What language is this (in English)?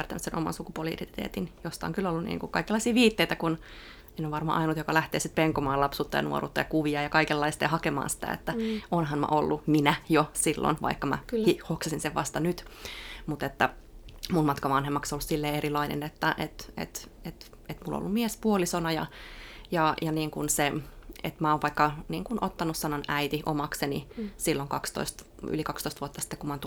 Finnish